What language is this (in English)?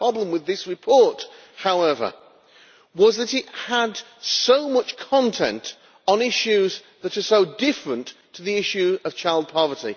English